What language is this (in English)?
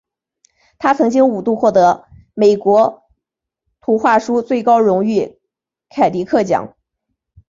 Chinese